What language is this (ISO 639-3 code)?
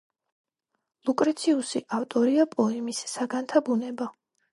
kat